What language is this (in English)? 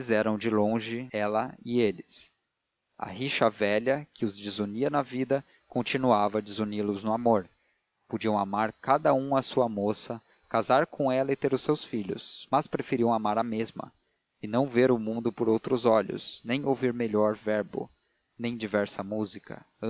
Portuguese